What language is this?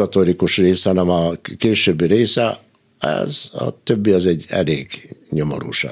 Hungarian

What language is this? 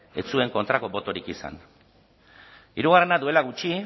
Basque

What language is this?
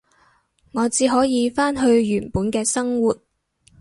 Cantonese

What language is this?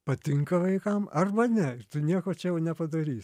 Lithuanian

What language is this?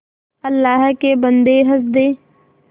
Hindi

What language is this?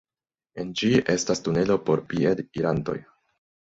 Esperanto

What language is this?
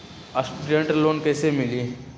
Magahi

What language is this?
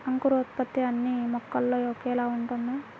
Telugu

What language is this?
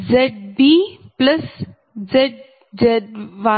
Telugu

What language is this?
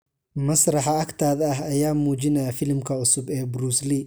Somali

